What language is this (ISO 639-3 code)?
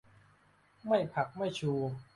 tha